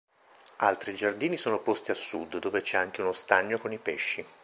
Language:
Italian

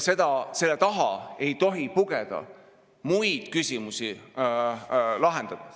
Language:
Estonian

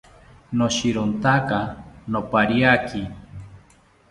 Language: South Ucayali Ashéninka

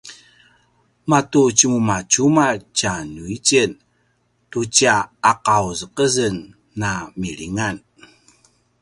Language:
Paiwan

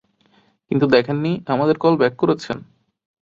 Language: Bangla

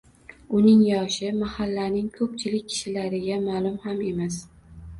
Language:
Uzbek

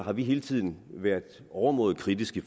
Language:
Danish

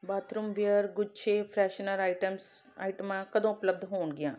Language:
Punjabi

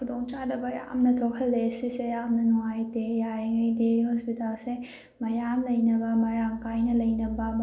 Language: Manipuri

